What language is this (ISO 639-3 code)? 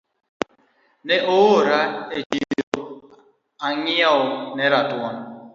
luo